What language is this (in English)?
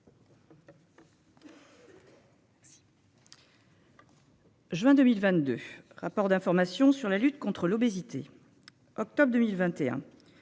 French